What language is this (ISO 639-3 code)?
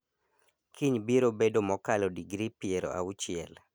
luo